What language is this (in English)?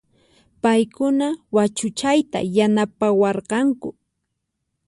Puno Quechua